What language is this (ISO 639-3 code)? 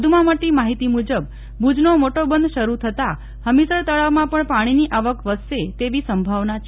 guj